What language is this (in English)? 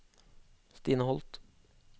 Norwegian